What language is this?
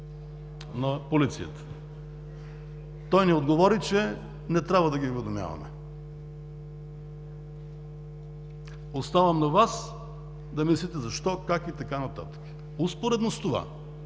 Bulgarian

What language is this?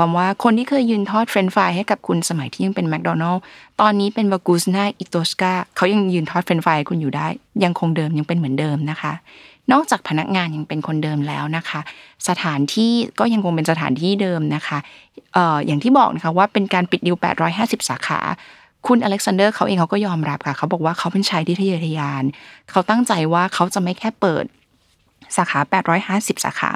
Thai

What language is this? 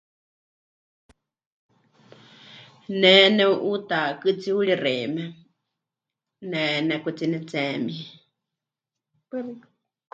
Huichol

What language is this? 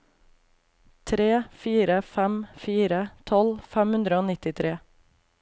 Norwegian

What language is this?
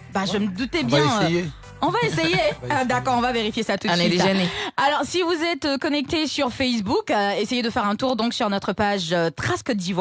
French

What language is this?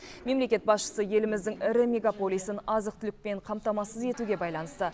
Kazakh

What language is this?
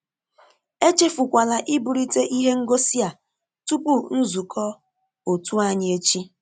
Igbo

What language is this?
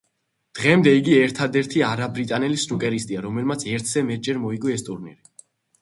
Georgian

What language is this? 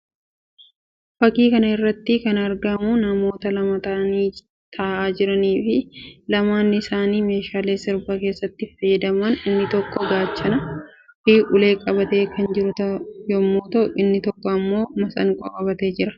Oromo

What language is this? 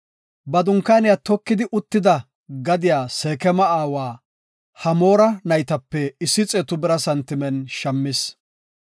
Gofa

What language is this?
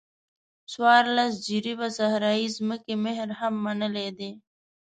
Pashto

